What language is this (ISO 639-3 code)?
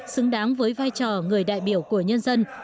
vie